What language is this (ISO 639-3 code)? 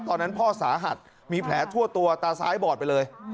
tha